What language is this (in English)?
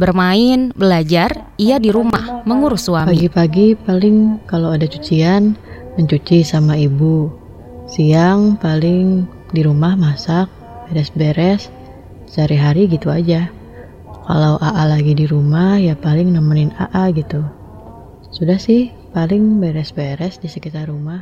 Indonesian